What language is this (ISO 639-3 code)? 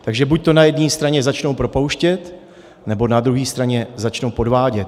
ces